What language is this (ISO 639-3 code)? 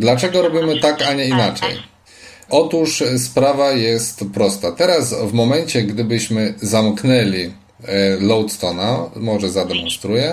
pol